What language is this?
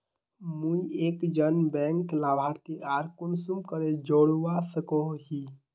Magahi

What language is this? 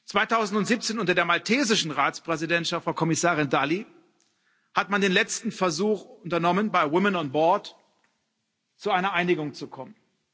German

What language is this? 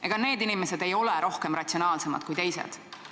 Estonian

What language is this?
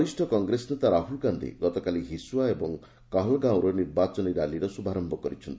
Odia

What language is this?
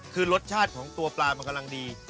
Thai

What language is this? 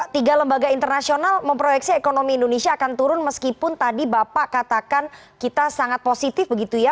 Indonesian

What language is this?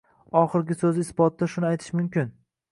Uzbek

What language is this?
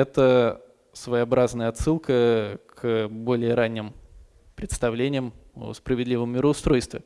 Russian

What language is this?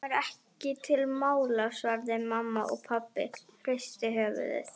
Icelandic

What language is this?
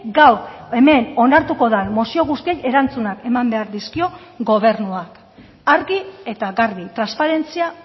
Basque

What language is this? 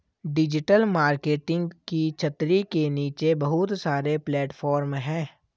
Hindi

